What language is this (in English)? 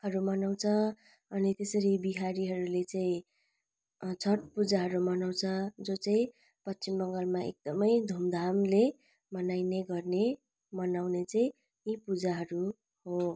Nepali